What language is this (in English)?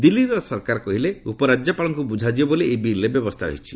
Odia